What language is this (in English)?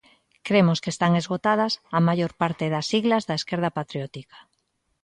Galician